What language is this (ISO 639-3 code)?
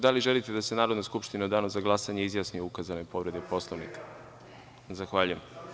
srp